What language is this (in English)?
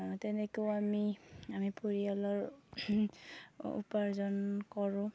Assamese